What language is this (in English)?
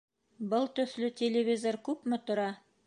Bashkir